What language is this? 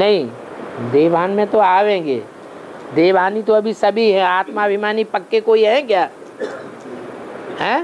Hindi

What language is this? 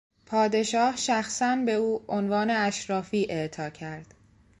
Persian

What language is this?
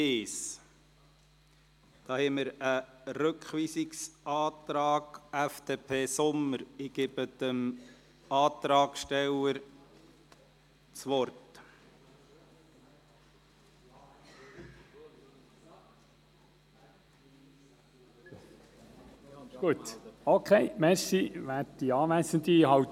Swiss German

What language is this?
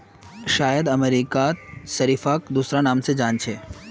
Magahi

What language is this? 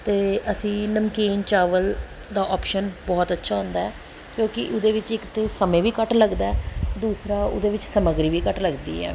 Punjabi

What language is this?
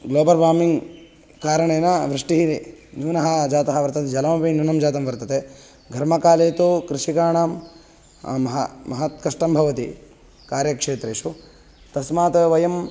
Sanskrit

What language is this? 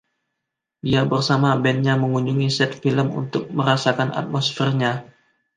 Indonesian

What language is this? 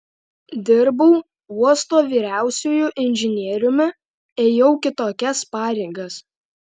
Lithuanian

